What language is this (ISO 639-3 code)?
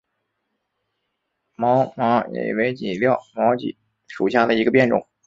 zho